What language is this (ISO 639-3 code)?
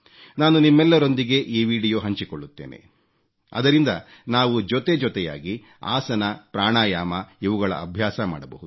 kan